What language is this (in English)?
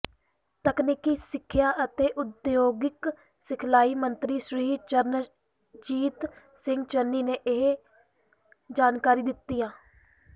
Punjabi